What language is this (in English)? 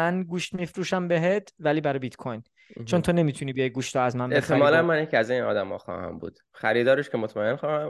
Persian